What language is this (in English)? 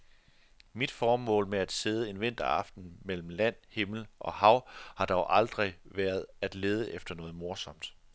Danish